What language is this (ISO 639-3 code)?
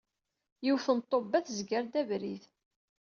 kab